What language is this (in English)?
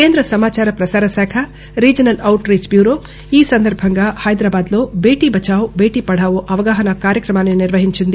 Telugu